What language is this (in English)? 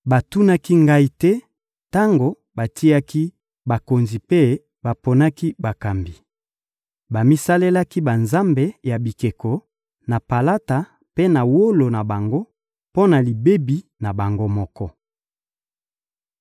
Lingala